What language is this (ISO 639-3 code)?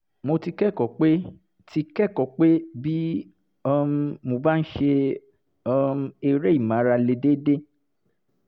yor